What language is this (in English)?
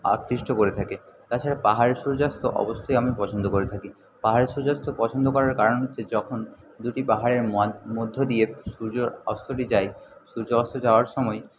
Bangla